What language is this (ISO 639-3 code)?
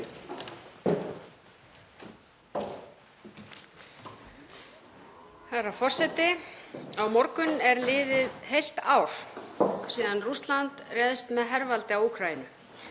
isl